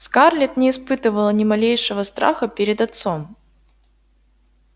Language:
Russian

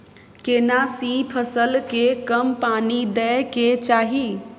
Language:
Maithili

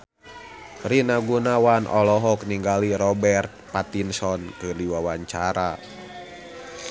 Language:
Sundanese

